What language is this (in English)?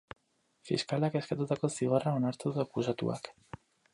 Basque